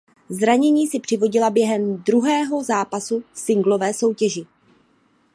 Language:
Czech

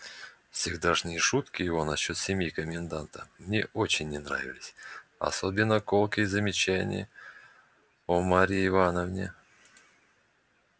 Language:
Russian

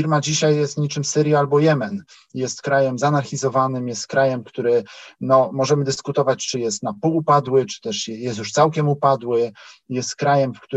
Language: Polish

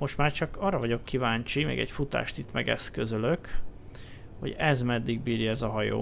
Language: Hungarian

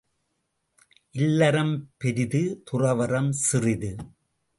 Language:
Tamil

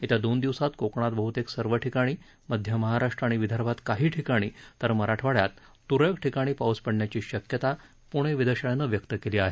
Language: Marathi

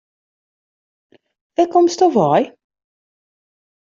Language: Western Frisian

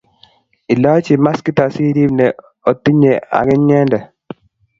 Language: Kalenjin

